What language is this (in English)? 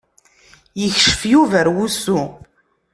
Kabyle